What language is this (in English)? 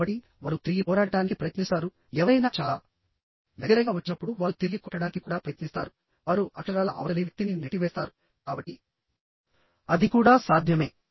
Telugu